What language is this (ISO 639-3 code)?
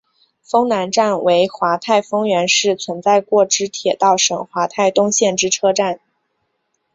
zho